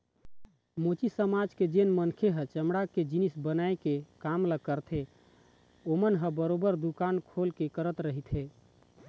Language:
Chhattisgarhi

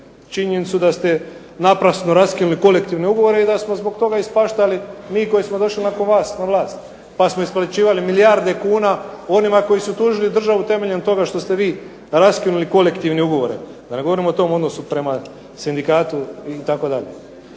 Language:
Croatian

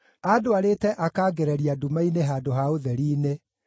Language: Kikuyu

